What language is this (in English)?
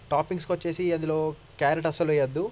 Telugu